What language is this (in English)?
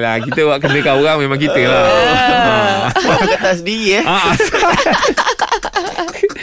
Malay